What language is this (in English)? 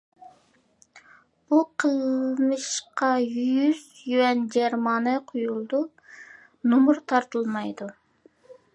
Uyghur